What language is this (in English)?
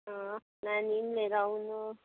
Nepali